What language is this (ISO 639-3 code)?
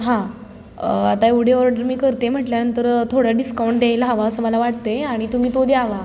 mar